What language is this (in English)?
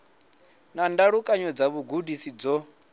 Venda